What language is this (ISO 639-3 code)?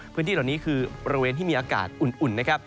tha